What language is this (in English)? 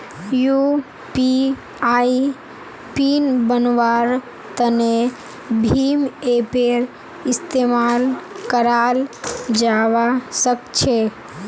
Magahi